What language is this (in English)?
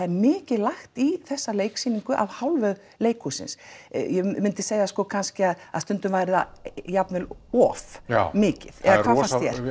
Icelandic